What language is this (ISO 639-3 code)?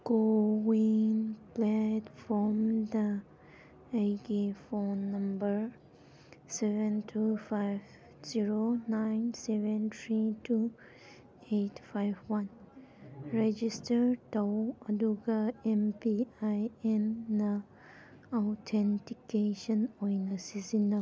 mni